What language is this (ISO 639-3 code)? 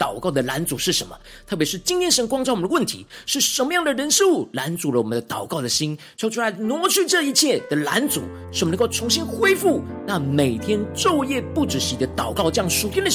zho